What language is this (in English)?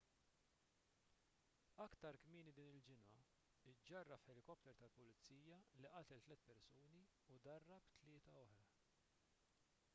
Maltese